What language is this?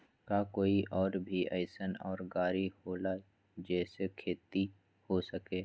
Magahi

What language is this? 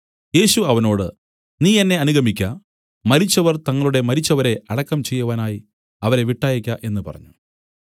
Malayalam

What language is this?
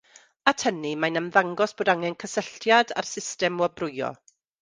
Welsh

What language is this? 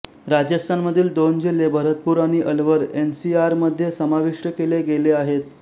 Marathi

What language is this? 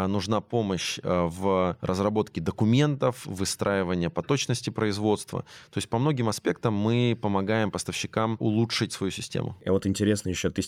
Russian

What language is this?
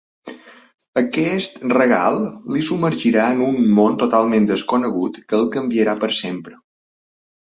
Catalan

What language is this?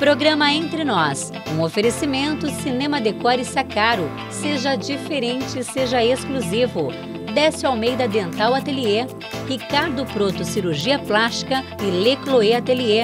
Portuguese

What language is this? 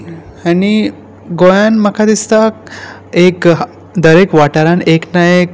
Konkani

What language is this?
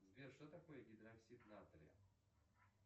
Russian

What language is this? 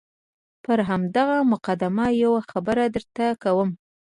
Pashto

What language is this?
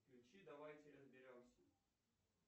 Russian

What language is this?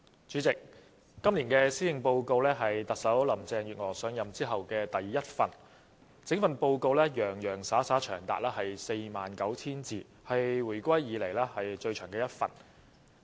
Cantonese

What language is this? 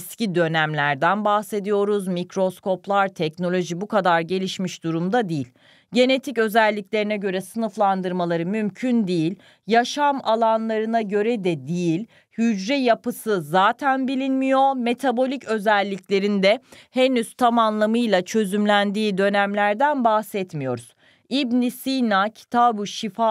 Turkish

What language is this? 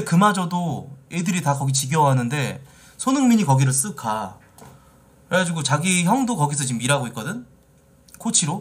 Korean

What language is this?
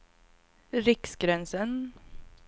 Swedish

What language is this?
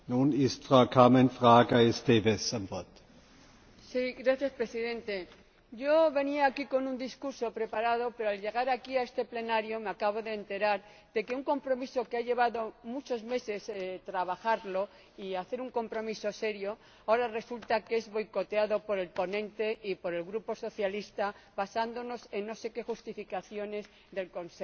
Spanish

